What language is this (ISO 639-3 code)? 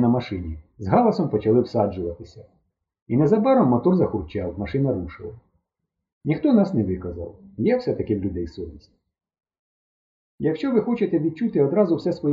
ukr